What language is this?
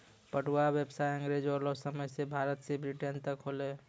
Maithili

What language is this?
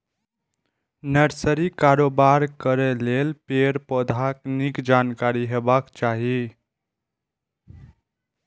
Maithili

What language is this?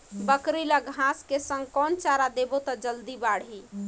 Chhattisgarhi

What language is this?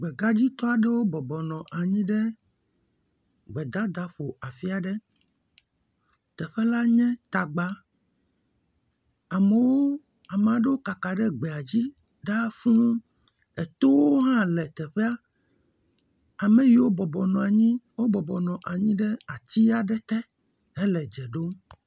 Ewe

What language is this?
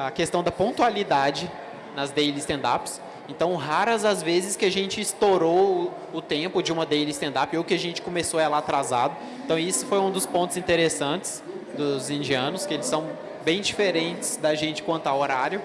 Portuguese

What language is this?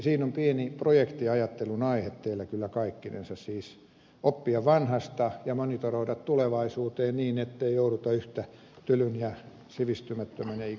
Finnish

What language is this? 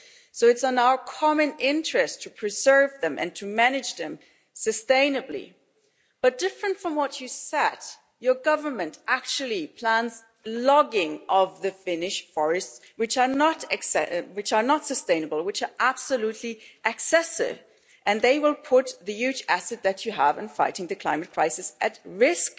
English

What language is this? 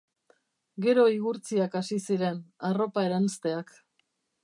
Basque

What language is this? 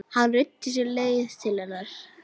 Icelandic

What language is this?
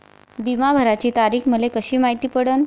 Marathi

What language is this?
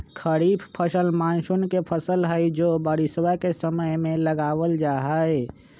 Magahi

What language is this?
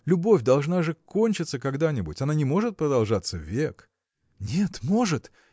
Russian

